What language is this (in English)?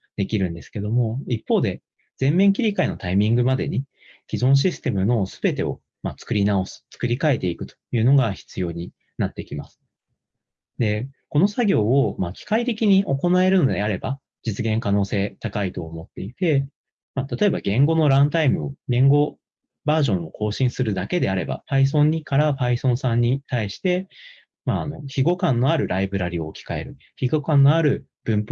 Japanese